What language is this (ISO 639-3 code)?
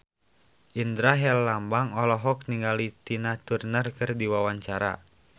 sun